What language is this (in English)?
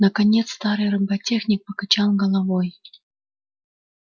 Russian